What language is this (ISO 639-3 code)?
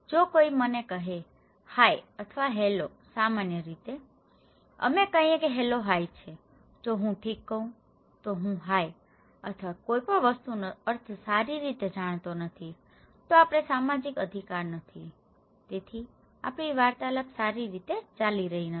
guj